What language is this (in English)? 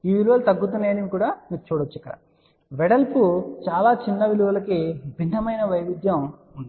Telugu